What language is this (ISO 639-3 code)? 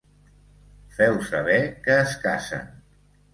cat